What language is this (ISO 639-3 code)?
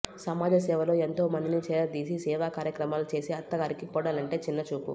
tel